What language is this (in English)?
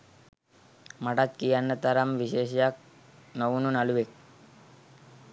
Sinhala